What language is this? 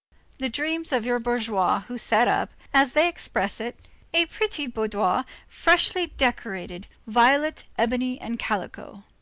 English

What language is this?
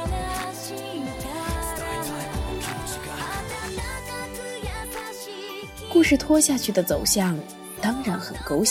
Chinese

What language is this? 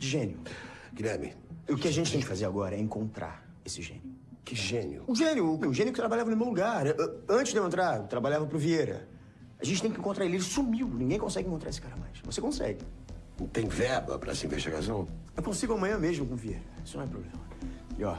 Portuguese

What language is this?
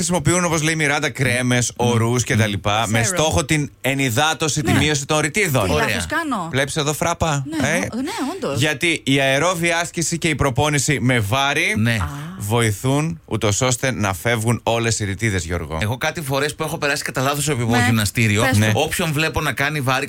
Greek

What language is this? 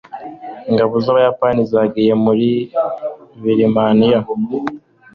Kinyarwanda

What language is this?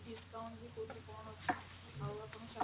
Odia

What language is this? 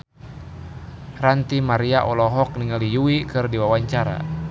Sundanese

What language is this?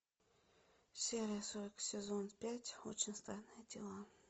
Russian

